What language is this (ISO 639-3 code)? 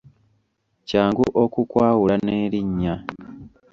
lug